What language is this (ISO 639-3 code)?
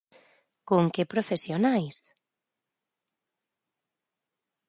glg